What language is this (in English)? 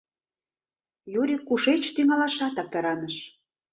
Mari